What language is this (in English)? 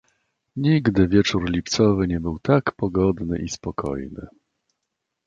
Polish